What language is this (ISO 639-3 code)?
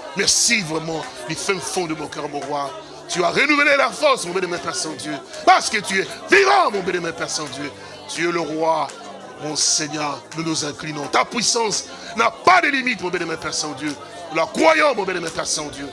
fra